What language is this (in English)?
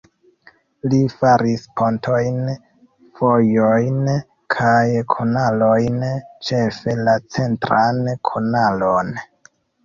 Esperanto